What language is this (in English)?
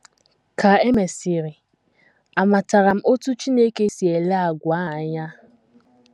Igbo